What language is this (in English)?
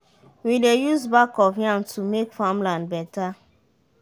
Nigerian Pidgin